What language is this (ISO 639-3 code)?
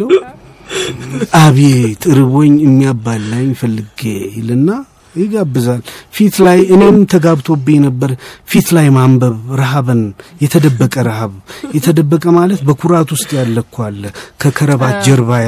amh